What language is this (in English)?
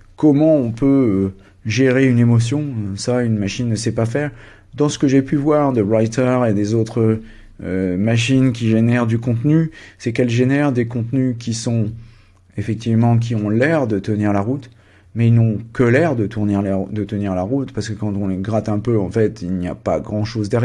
French